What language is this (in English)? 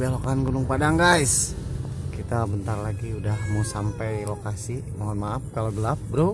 Indonesian